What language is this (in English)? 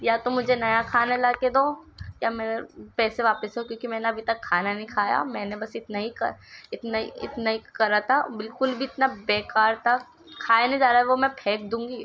Urdu